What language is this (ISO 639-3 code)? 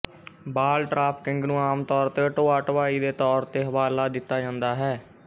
pan